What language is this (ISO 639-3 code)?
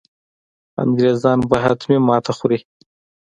pus